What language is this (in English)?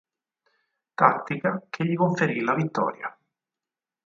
Italian